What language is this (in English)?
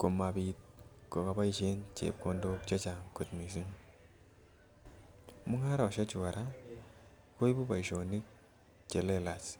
Kalenjin